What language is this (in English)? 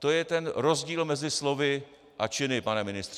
Czech